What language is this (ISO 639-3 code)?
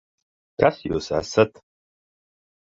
lav